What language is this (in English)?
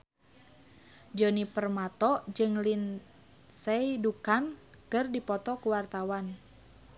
Sundanese